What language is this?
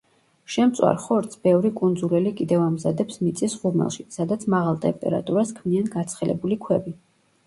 Georgian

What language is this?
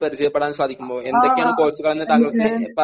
Malayalam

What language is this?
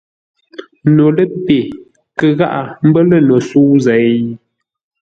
Ngombale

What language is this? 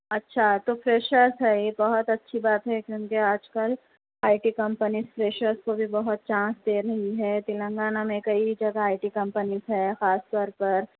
Urdu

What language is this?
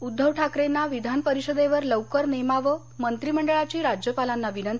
Marathi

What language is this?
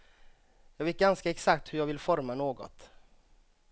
Swedish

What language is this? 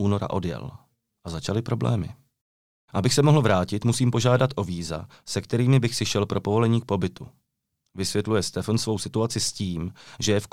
Czech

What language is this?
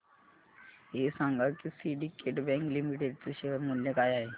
Marathi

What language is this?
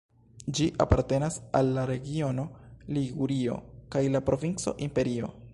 Esperanto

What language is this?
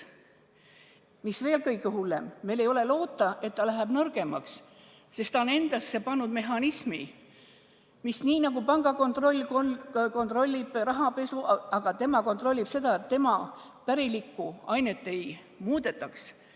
Estonian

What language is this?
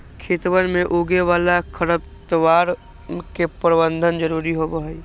Magahi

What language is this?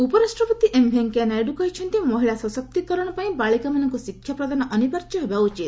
Odia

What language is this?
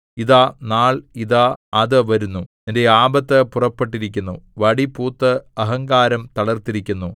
Malayalam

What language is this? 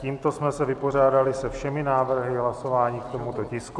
Czech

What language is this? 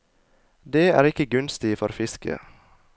Norwegian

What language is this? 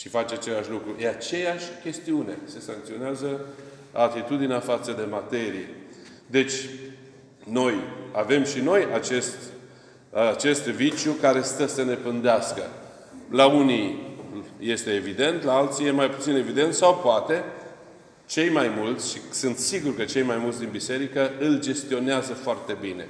Romanian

